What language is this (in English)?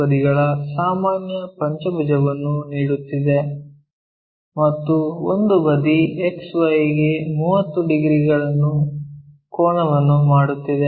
Kannada